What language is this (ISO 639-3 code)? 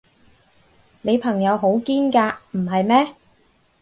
yue